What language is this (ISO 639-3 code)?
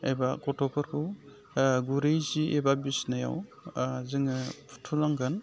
brx